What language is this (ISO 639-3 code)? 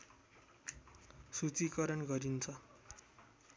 nep